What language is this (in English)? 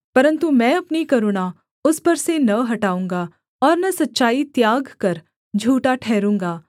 Hindi